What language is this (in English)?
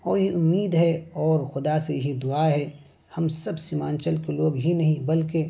Urdu